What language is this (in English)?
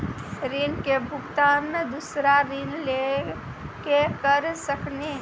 Maithili